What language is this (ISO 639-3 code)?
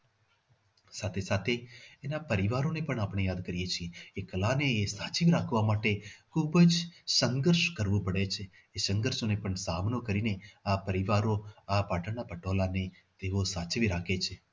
guj